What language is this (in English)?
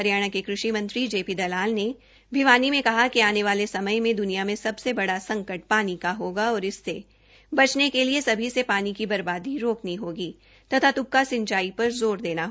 Hindi